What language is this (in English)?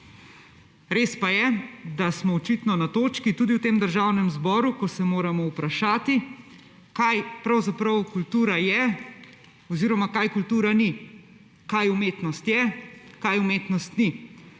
Slovenian